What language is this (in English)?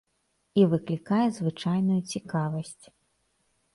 Belarusian